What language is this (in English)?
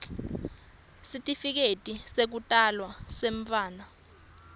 Swati